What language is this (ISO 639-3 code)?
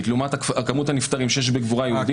heb